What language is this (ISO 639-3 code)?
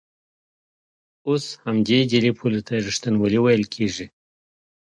pus